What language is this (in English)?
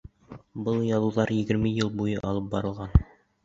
Bashkir